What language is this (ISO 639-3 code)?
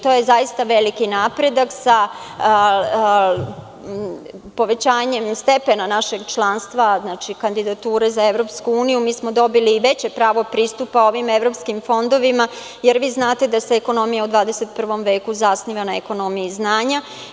srp